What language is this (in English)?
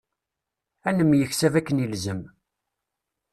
Kabyle